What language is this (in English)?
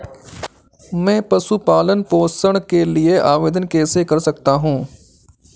Hindi